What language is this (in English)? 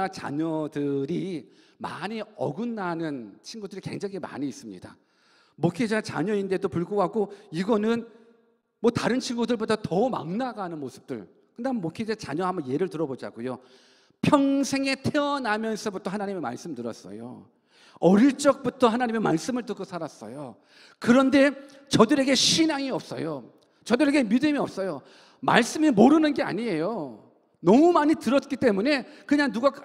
Korean